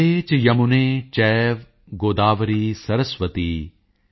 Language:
Punjabi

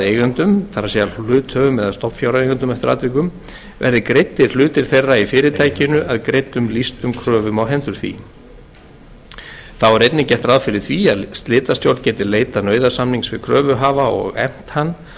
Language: Icelandic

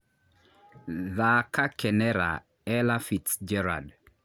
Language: Kikuyu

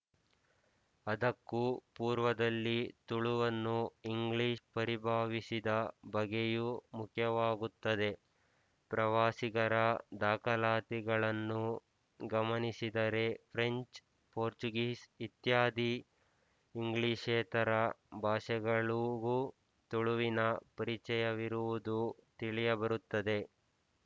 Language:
Kannada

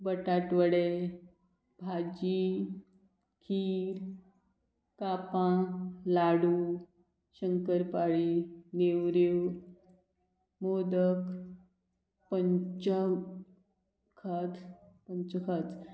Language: Konkani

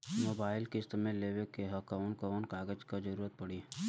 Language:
Bhojpuri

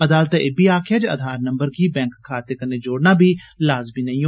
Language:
Dogri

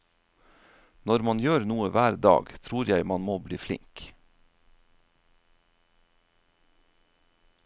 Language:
Norwegian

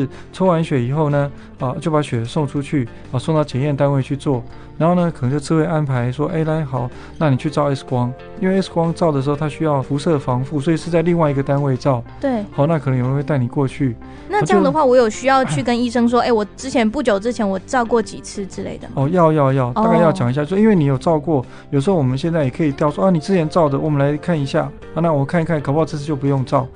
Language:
Chinese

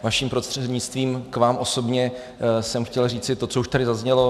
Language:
Czech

